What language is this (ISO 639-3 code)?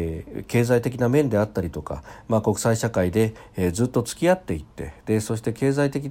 jpn